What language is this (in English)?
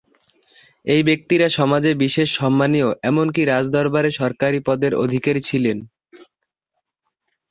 Bangla